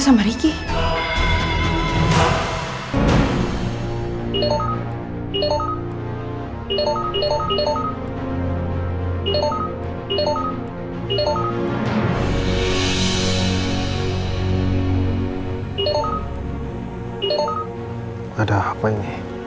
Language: Indonesian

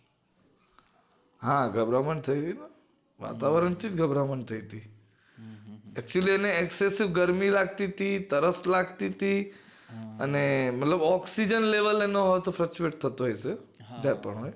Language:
Gujarati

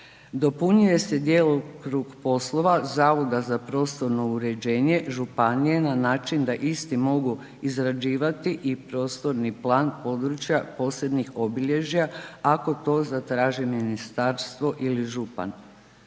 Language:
Croatian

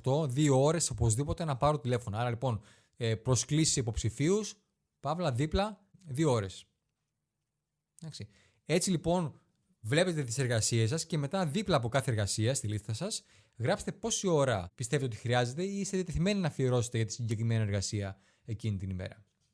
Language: Greek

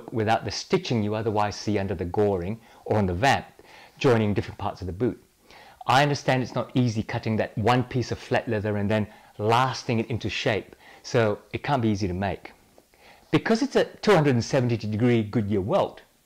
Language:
English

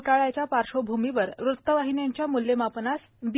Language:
Marathi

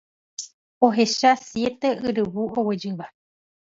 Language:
Guarani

